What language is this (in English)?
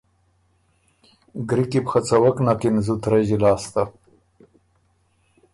Ormuri